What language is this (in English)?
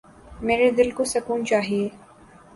Urdu